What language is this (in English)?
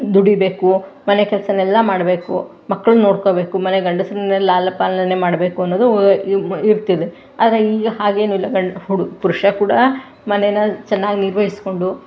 Kannada